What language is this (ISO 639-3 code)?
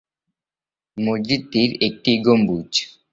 ben